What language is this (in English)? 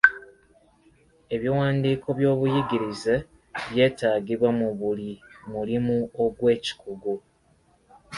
Ganda